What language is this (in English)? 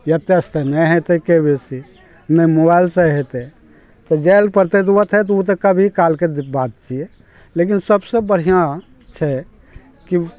Maithili